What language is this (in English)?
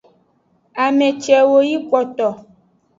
Aja (Benin)